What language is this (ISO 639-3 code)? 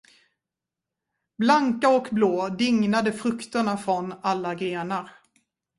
swe